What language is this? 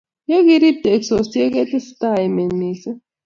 Kalenjin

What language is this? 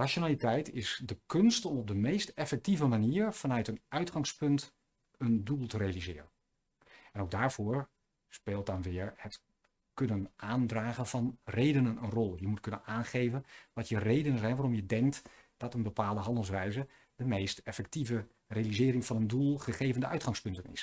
Dutch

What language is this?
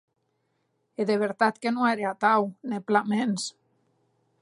Occitan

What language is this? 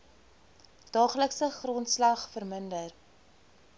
Afrikaans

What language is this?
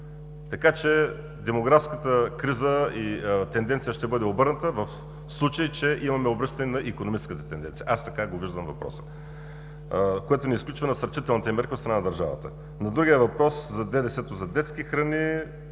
Bulgarian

